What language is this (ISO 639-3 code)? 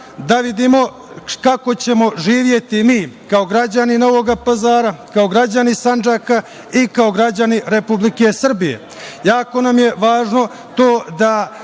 srp